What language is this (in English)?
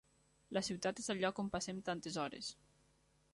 Catalan